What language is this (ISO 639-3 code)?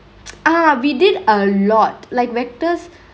eng